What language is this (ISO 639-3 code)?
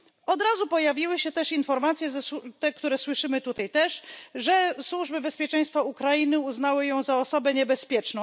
pol